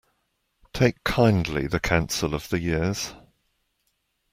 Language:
English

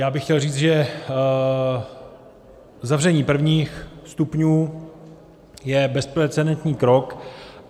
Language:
Czech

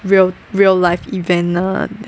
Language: English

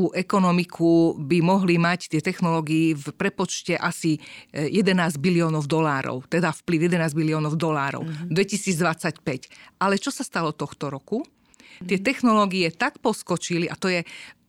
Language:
Slovak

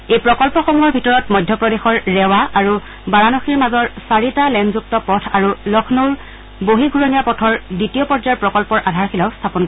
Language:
Assamese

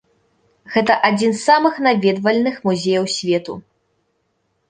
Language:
Belarusian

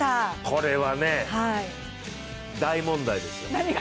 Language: Japanese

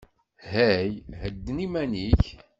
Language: Kabyle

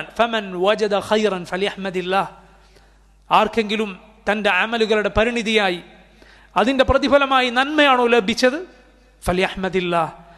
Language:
Arabic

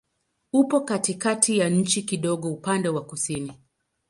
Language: Swahili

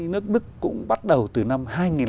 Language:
Vietnamese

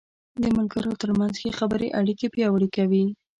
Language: Pashto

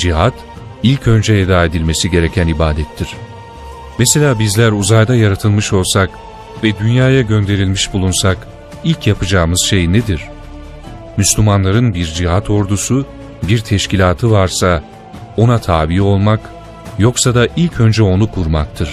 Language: Turkish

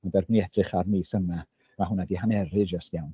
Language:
Welsh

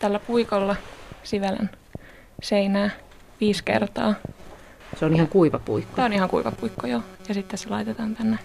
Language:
Finnish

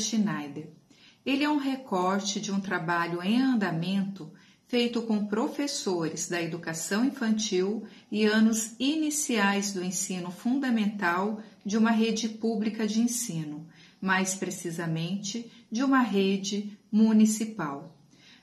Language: Portuguese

